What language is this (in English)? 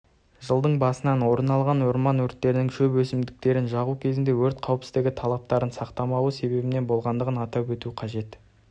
Kazakh